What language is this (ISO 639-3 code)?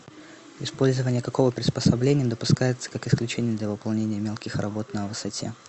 rus